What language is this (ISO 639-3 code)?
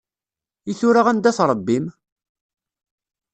kab